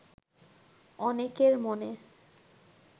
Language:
Bangla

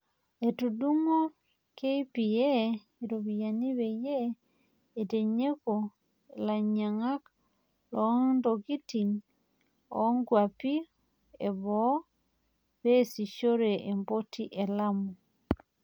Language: Masai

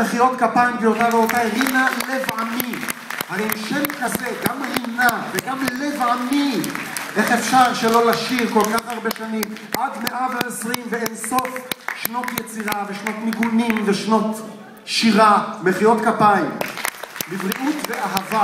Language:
Hebrew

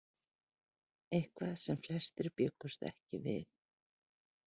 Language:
Icelandic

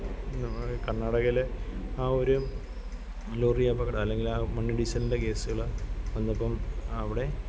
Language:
Malayalam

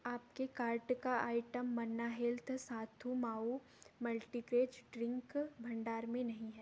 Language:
Hindi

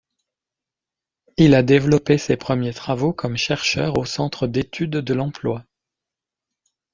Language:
French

